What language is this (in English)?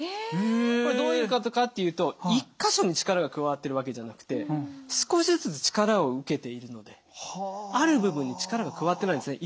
Japanese